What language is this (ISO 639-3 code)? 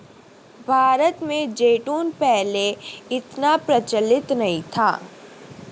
hin